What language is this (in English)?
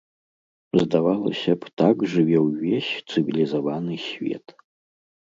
Belarusian